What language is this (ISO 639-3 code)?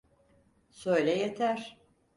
tur